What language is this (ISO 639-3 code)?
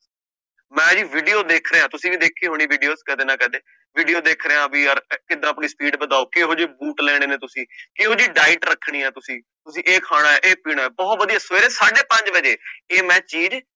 pan